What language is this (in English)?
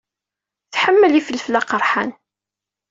Kabyle